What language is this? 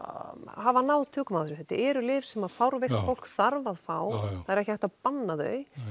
Icelandic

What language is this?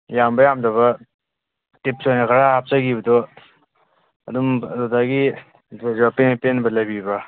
Manipuri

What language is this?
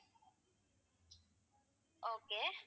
Tamil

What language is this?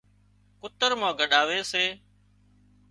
Wadiyara Koli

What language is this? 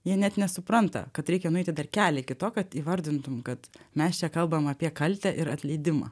Lithuanian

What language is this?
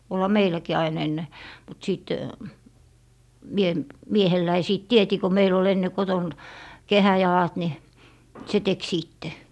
Finnish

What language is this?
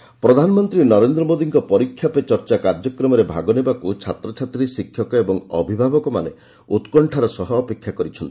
Odia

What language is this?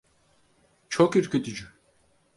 Turkish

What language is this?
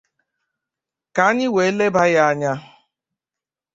Igbo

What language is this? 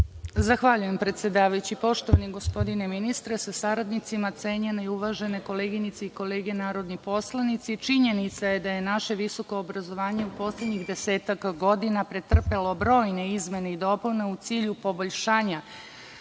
Serbian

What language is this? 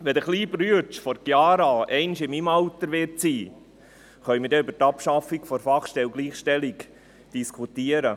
Swiss German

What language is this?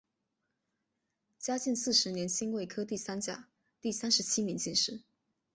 Chinese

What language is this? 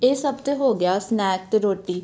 Punjabi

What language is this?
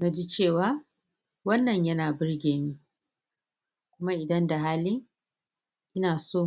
Hausa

